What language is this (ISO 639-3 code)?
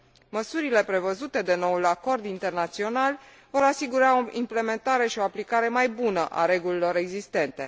ron